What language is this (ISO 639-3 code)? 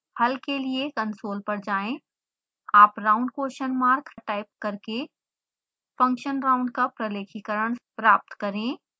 hin